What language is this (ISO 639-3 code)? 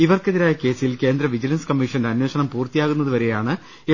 mal